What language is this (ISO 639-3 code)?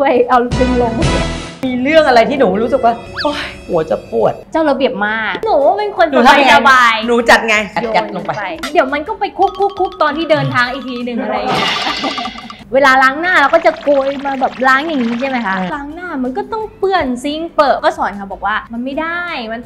tha